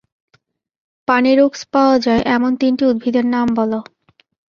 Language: Bangla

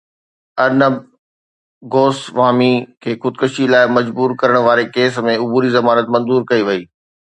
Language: Sindhi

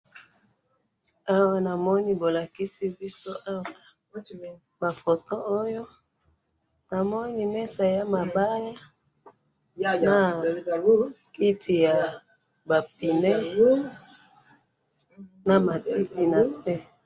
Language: Lingala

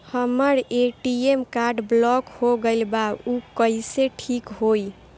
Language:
Bhojpuri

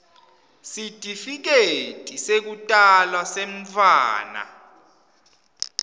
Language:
Swati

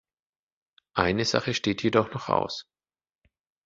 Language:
German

